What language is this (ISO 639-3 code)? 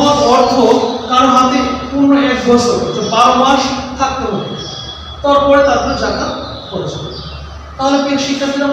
tur